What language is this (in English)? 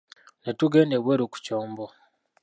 Ganda